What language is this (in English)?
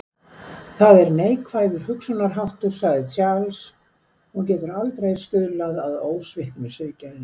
Icelandic